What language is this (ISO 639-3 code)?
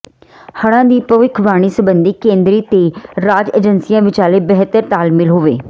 pan